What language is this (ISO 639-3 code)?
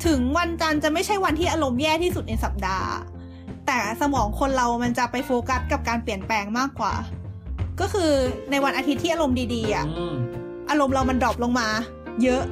tha